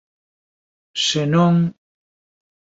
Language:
Galician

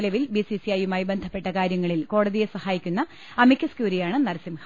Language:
Malayalam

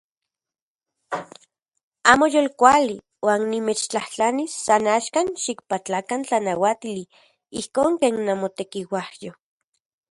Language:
Central Puebla Nahuatl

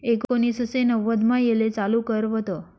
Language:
Marathi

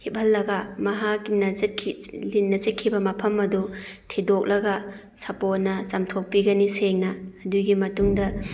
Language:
Manipuri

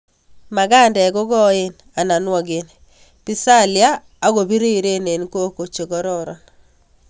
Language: Kalenjin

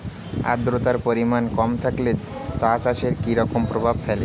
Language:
Bangla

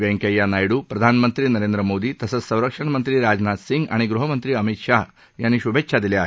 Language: Marathi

